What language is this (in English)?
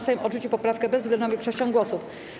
Polish